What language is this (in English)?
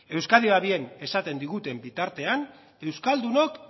Basque